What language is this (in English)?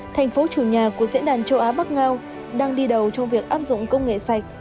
Vietnamese